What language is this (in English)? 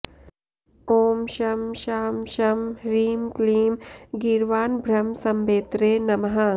Sanskrit